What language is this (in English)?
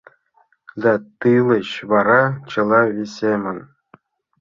Mari